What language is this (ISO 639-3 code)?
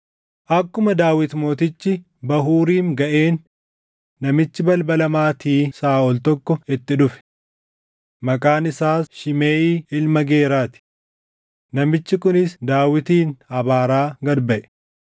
orm